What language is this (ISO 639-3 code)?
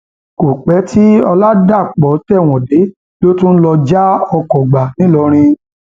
yor